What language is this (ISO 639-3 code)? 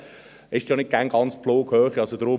gsw